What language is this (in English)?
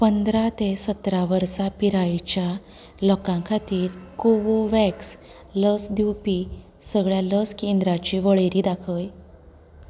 Konkani